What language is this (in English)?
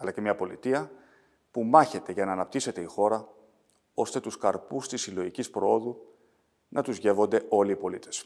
Greek